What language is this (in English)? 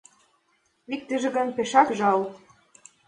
Mari